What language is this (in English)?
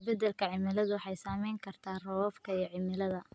Somali